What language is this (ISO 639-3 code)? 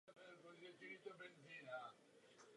ces